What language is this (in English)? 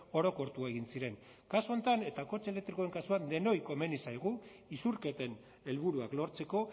Basque